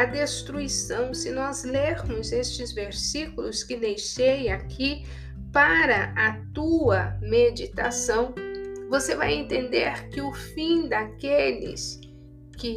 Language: Portuguese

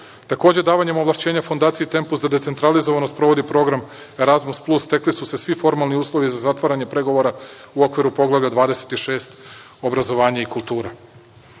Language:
Serbian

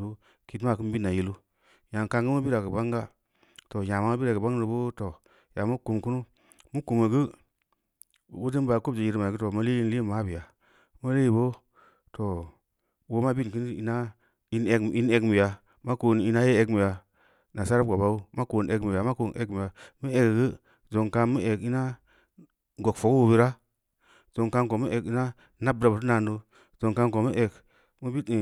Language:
Samba Leko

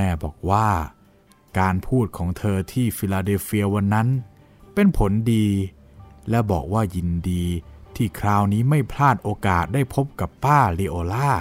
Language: Thai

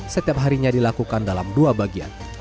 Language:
Indonesian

